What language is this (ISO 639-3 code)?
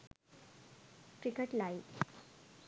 sin